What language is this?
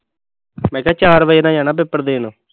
Punjabi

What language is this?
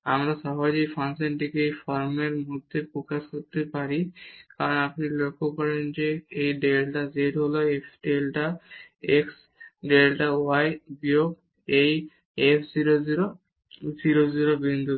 Bangla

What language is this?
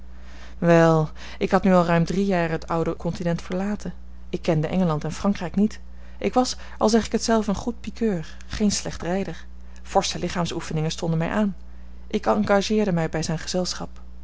Dutch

